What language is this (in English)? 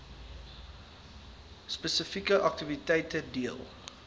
Afrikaans